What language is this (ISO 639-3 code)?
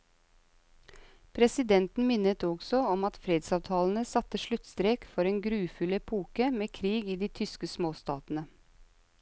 nor